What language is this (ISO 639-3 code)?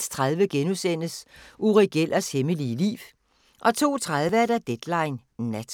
dan